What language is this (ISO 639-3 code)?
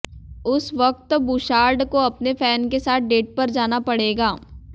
hin